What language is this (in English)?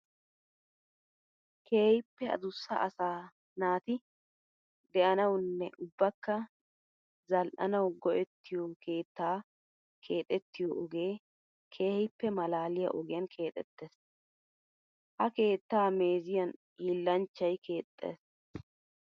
Wolaytta